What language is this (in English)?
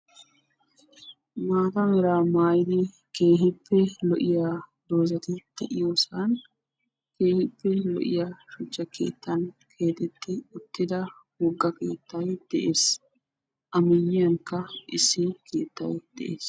Wolaytta